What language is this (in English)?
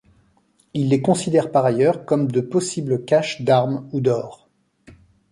French